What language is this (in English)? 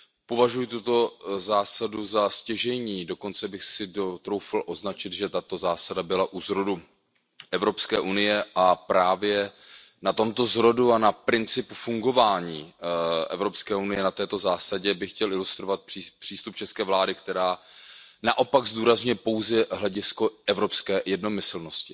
Czech